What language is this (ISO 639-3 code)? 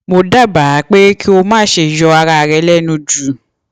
yor